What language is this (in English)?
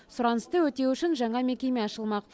Kazakh